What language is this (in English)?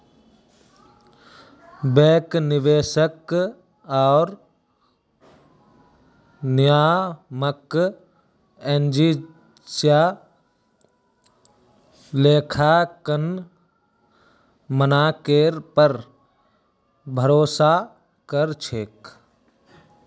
Magahi